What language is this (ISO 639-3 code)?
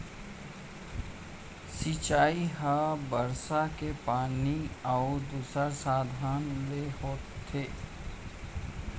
hne